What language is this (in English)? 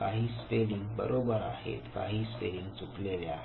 Marathi